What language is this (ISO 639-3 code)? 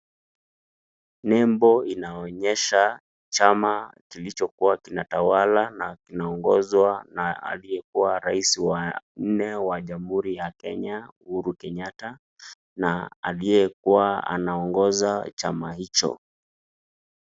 swa